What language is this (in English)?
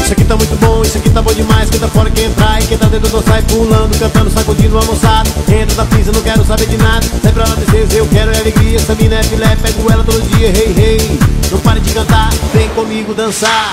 Portuguese